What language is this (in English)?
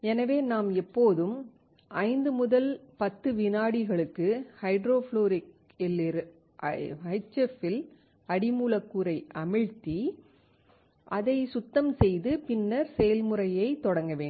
Tamil